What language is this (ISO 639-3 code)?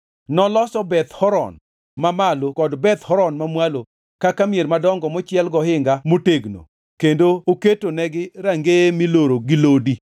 luo